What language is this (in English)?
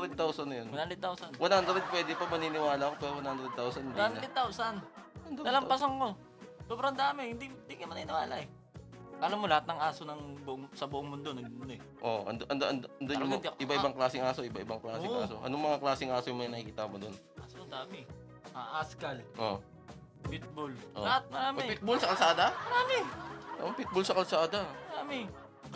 Filipino